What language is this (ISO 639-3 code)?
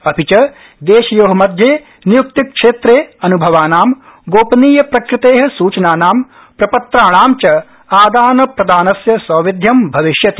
san